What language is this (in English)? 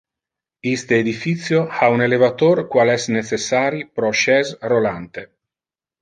Interlingua